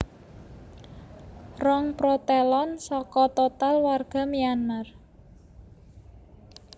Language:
Javanese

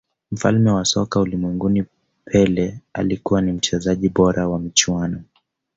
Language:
Swahili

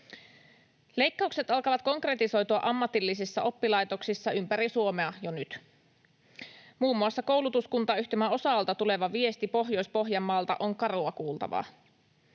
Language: Finnish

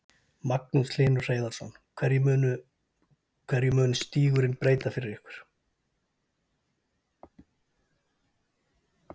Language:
Icelandic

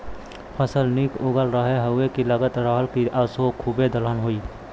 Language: Bhojpuri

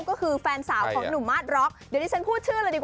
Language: Thai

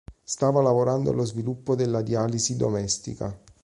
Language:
Italian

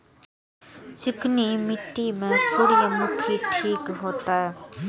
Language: Maithili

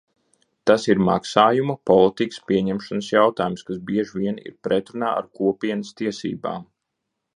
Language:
Latvian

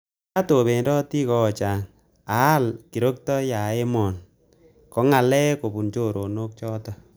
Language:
Kalenjin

